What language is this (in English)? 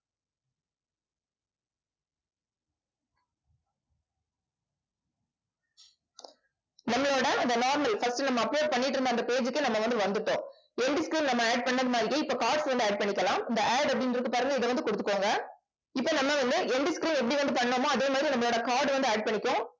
Tamil